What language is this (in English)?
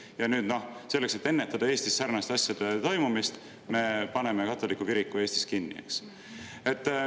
Estonian